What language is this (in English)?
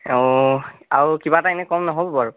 Assamese